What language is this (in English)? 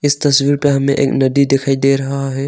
Hindi